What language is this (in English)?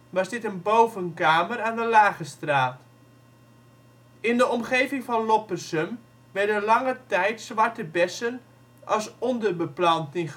Dutch